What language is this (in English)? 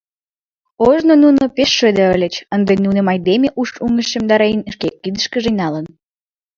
Mari